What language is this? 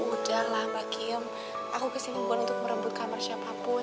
Indonesian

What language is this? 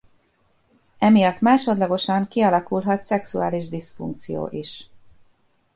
Hungarian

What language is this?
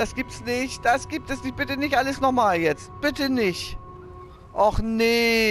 German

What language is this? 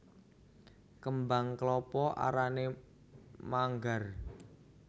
Javanese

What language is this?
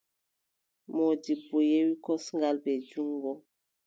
Adamawa Fulfulde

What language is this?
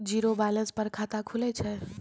Maithili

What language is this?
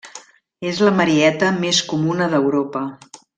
Catalan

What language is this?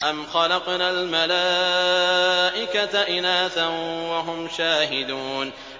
Arabic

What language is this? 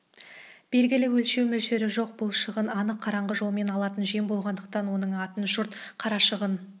Kazakh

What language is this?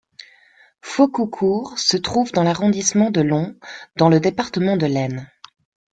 French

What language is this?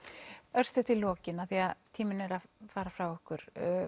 Icelandic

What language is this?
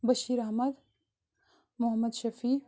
Kashmiri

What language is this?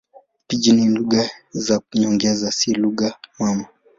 Swahili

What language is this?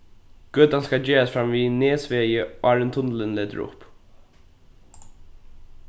Faroese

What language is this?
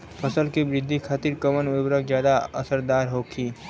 Bhojpuri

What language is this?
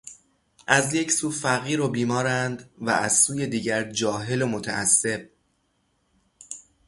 Persian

